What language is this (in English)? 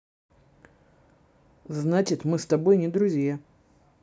Russian